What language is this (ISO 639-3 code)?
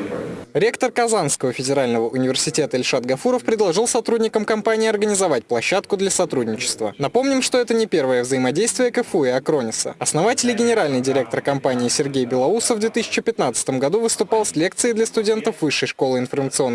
rus